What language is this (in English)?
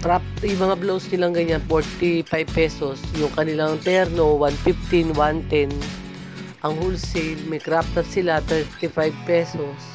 Filipino